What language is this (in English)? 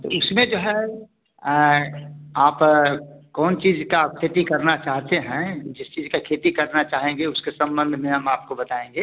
Hindi